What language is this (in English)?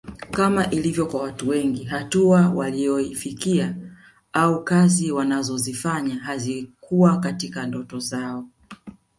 Swahili